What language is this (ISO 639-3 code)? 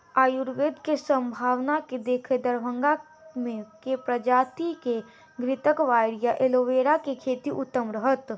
mai